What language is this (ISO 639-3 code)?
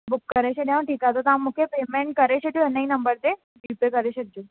snd